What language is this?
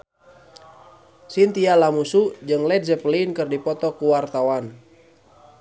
Sundanese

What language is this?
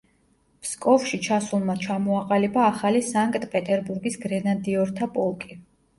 Georgian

